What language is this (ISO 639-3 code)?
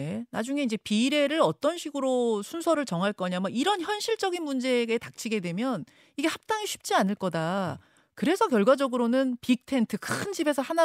kor